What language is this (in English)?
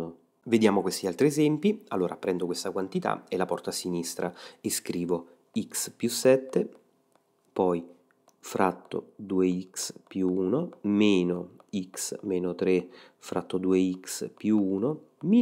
Italian